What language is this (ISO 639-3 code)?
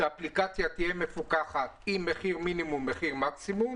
heb